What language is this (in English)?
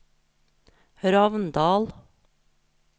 Norwegian